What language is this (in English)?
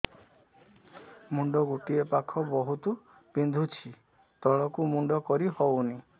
Odia